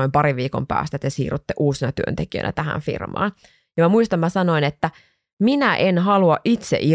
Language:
Finnish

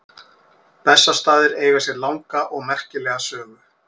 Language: Icelandic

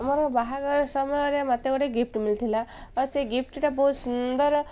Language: Odia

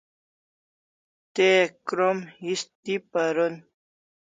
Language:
Kalasha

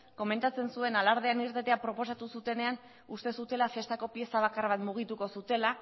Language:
Basque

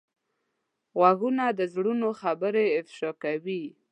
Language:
Pashto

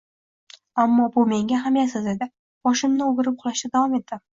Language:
Uzbek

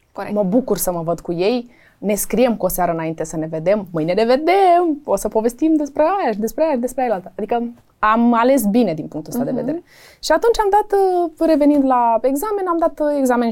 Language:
Romanian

